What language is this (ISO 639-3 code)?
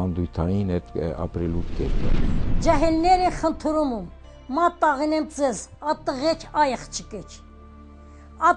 tur